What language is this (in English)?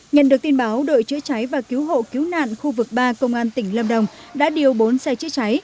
Vietnamese